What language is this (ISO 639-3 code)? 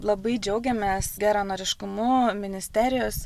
lit